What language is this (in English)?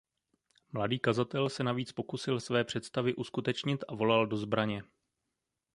Czech